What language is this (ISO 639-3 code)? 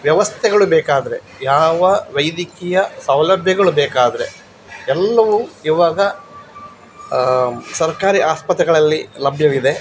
kan